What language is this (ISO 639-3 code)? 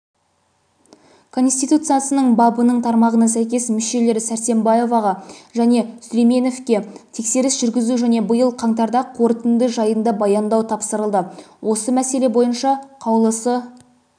kaz